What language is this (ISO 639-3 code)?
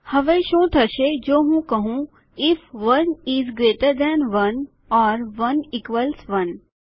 guj